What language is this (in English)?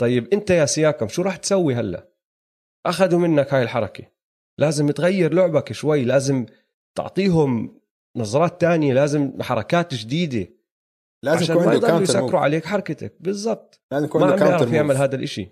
Arabic